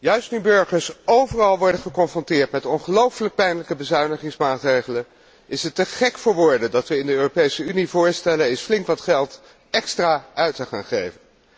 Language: Dutch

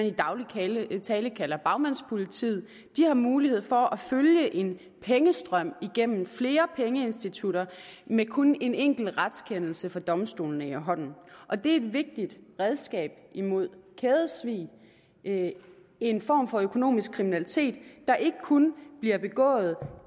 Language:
Danish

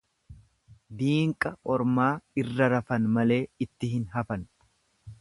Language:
Oromo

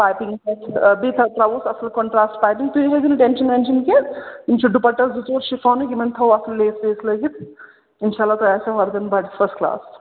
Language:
Kashmiri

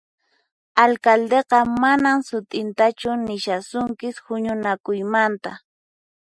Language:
Puno Quechua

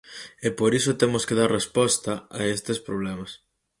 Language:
Galician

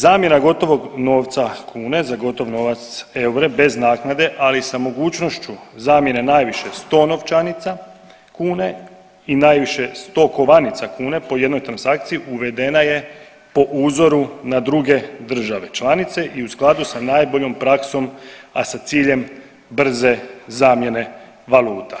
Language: Croatian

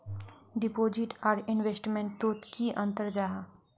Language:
Magahi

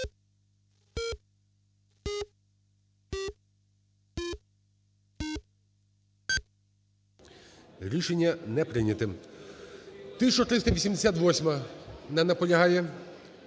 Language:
Ukrainian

